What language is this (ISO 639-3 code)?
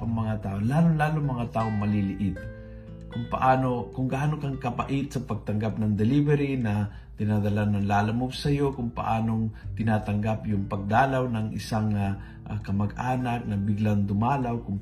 fil